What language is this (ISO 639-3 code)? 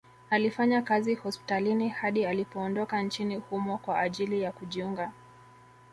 swa